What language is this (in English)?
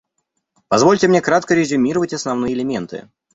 Russian